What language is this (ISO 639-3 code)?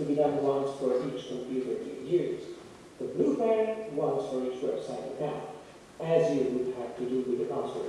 eng